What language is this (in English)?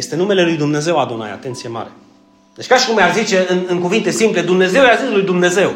Romanian